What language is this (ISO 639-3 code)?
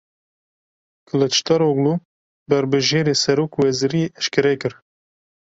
kur